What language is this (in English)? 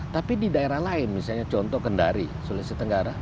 Indonesian